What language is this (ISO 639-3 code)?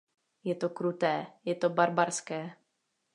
ces